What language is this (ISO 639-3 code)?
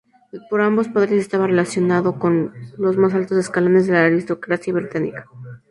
spa